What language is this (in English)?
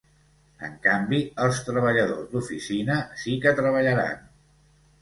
Catalan